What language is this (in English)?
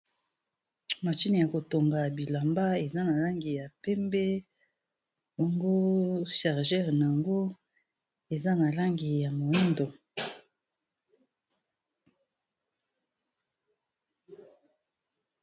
Lingala